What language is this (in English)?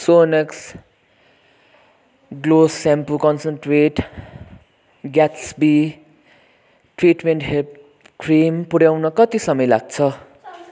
Nepali